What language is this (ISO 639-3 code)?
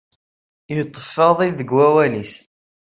kab